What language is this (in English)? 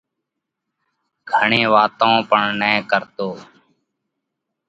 Parkari Koli